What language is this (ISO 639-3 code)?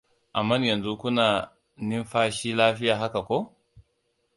hau